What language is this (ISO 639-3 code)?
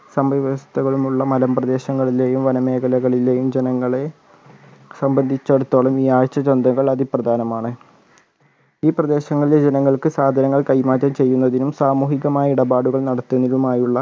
mal